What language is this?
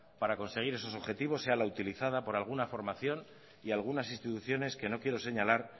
Spanish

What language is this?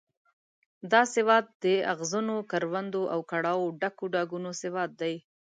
Pashto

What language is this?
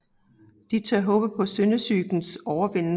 Danish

